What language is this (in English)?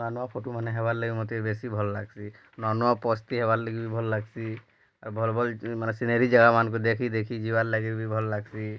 Odia